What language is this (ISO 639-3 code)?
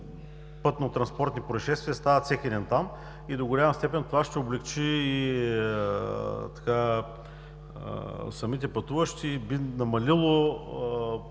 bul